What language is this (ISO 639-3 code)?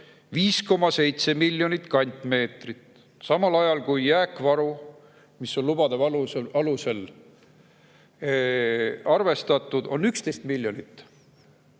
est